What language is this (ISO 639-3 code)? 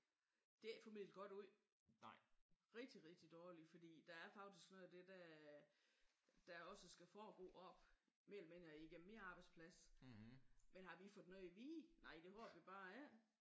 dan